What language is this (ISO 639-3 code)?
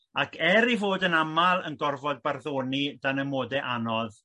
cym